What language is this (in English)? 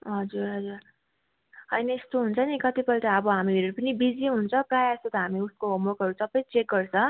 Nepali